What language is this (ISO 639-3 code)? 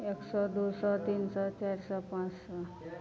mai